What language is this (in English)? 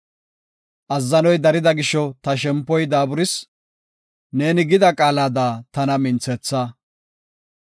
Gofa